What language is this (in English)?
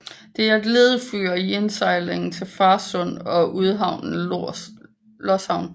Danish